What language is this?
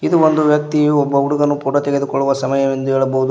Kannada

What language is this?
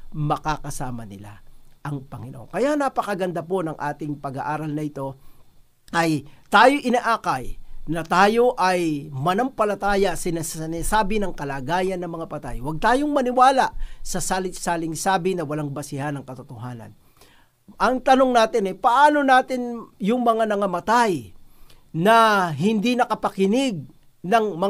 Filipino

